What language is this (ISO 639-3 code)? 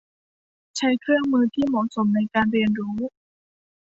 tha